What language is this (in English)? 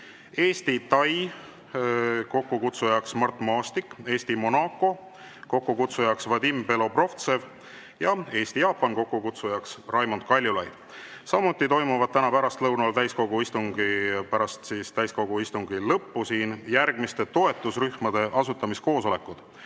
Estonian